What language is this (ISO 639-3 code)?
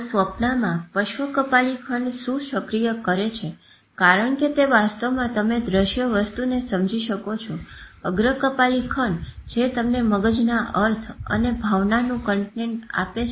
guj